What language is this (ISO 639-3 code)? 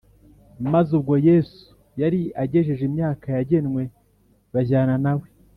kin